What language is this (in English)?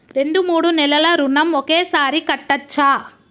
Telugu